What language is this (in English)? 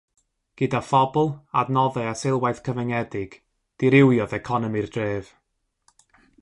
Welsh